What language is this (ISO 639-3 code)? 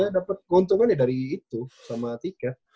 ind